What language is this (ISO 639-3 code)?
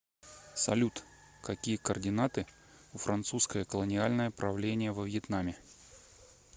rus